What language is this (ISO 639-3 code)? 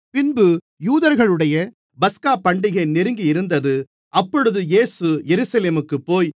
tam